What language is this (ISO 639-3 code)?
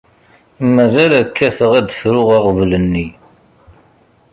kab